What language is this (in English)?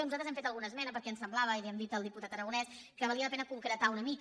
Catalan